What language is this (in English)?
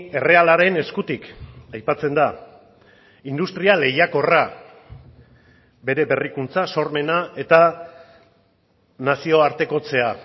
Basque